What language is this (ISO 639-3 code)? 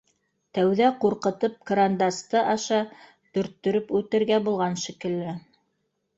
bak